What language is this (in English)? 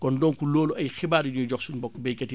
Wolof